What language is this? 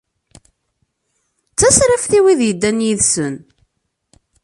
Kabyle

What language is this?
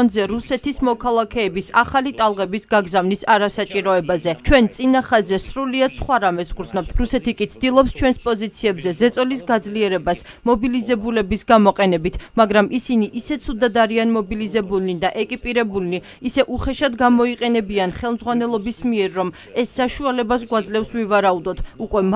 Romanian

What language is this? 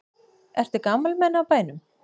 Icelandic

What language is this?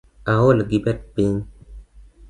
Luo (Kenya and Tanzania)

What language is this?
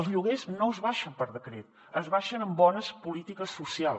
Catalan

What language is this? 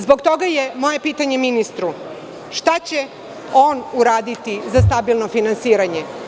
Serbian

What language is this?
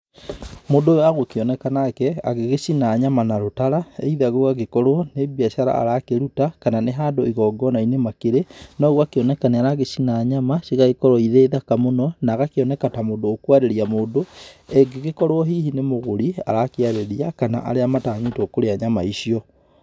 Kikuyu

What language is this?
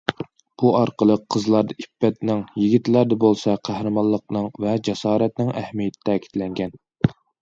Uyghur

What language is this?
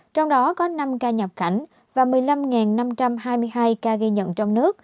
Vietnamese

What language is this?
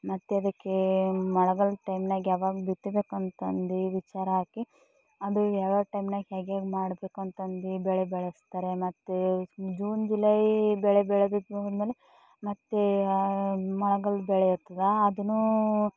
Kannada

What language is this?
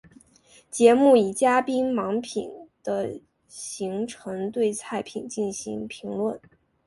Chinese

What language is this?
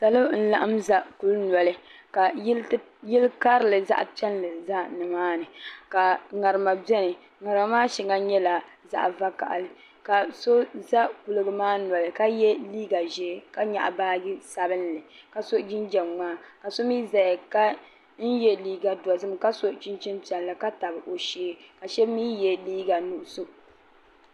Dagbani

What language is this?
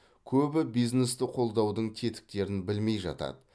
Kazakh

